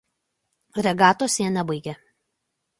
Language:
Lithuanian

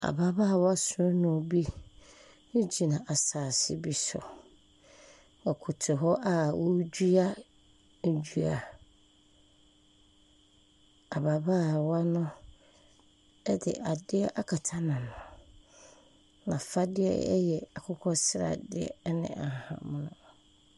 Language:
Akan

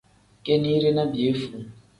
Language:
Tem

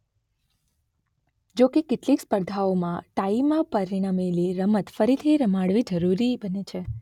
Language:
Gujarati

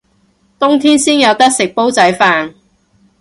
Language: Cantonese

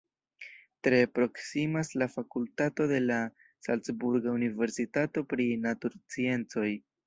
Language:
Esperanto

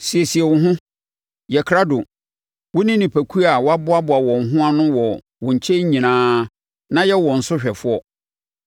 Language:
Akan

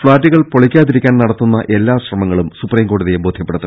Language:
Malayalam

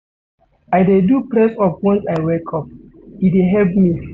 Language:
Nigerian Pidgin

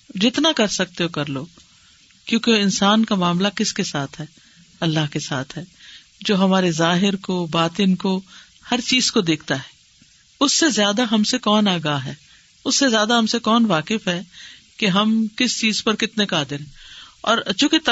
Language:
Urdu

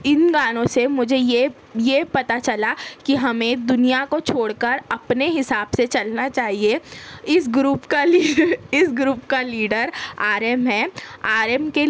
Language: Urdu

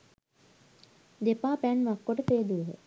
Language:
Sinhala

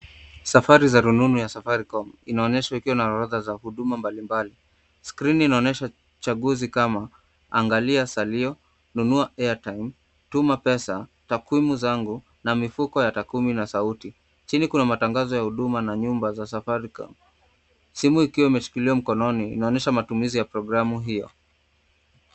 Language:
Swahili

